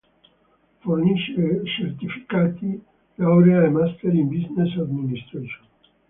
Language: Italian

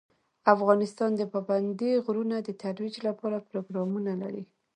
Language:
Pashto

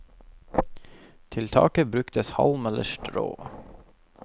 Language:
Norwegian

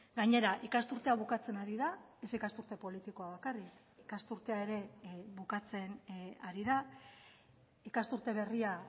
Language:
Basque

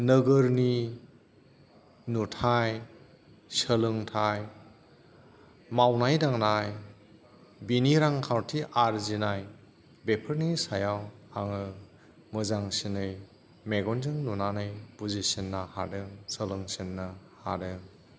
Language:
Bodo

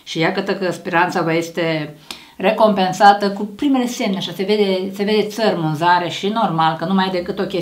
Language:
Romanian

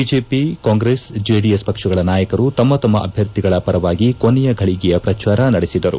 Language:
Kannada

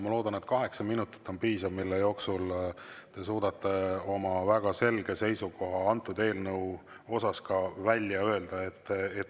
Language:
Estonian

